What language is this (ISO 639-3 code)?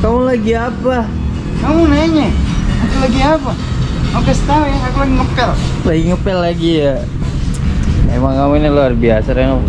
ind